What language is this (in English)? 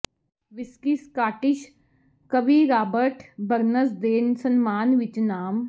Punjabi